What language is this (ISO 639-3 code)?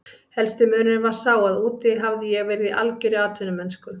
isl